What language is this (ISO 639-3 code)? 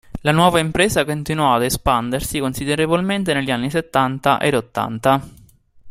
ita